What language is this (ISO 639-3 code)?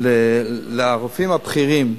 heb